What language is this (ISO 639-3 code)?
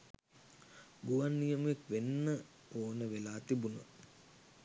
sin